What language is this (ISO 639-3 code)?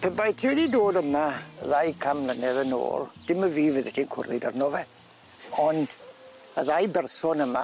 cym